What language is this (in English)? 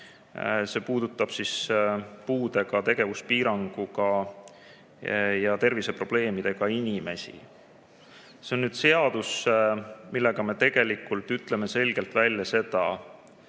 Estonian